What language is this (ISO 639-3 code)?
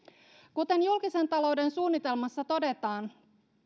fin